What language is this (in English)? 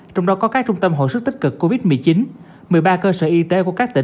Vietnamese